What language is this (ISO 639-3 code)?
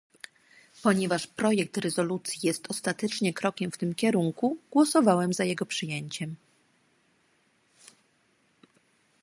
pol